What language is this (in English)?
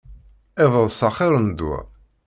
Kabyle